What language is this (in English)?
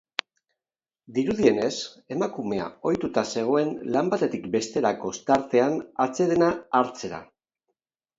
Basque